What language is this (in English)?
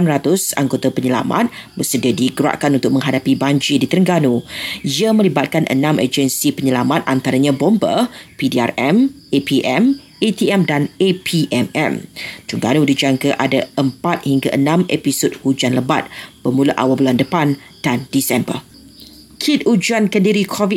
Malay